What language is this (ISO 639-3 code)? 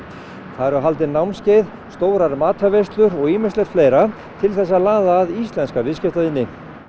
isl